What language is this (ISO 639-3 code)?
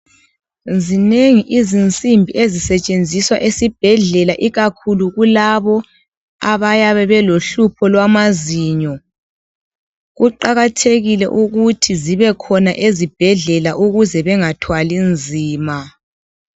nde